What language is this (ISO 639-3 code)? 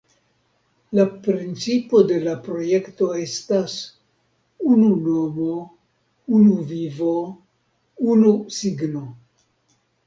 epo